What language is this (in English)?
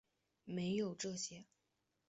Chinese